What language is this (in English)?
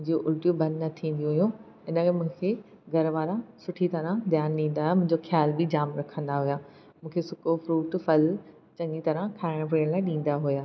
Sindhi